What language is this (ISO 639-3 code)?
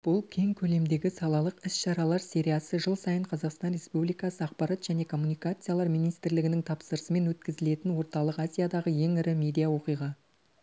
kaz